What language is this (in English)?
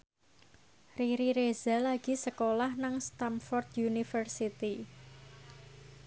Javanese